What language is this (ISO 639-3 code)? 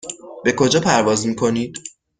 fas